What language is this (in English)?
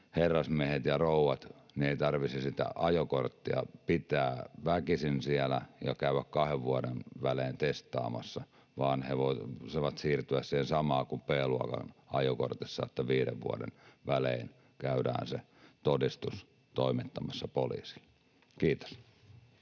Finnish